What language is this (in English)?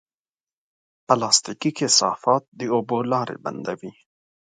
Pashto